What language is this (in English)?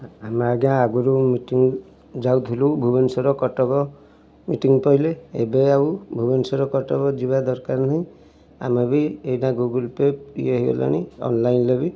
Odia